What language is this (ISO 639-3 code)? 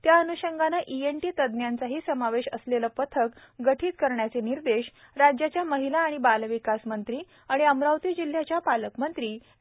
mar